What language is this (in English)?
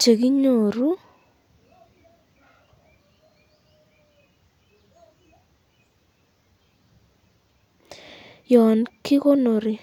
Kalenjin